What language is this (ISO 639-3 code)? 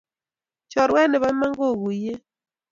kln